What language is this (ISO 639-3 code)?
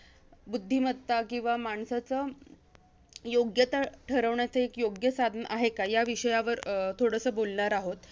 mar